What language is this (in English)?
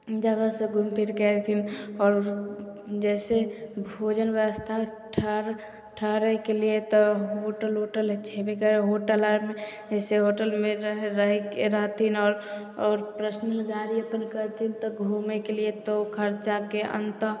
Maithili